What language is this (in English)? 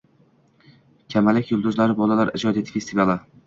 Uzbek